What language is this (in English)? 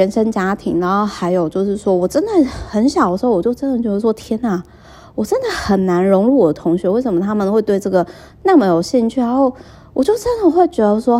Chinese